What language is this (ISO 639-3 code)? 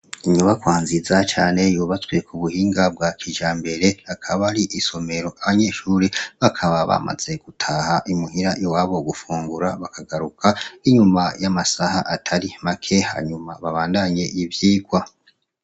run